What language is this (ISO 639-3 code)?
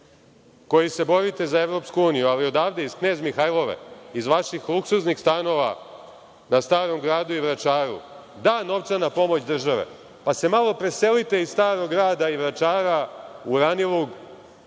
srp